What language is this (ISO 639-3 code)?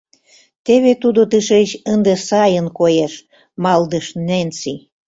chm